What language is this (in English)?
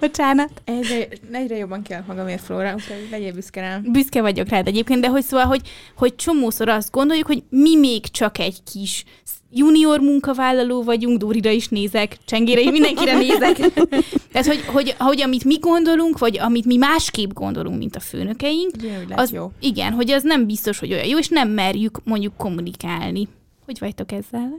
Hungarian